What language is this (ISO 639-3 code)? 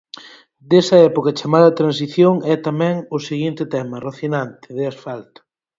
glg